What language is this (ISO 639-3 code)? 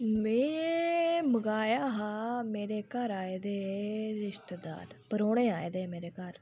doi